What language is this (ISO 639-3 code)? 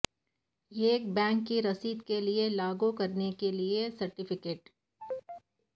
urd